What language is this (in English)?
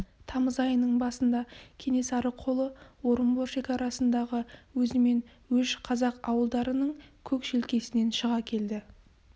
Kazakh